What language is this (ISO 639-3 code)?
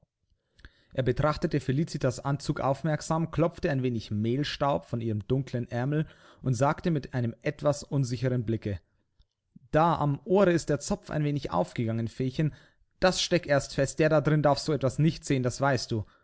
deu